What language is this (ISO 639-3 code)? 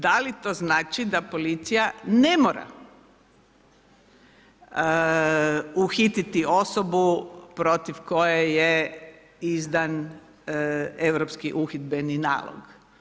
hrv